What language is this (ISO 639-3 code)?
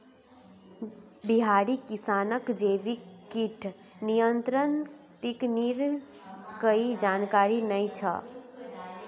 mag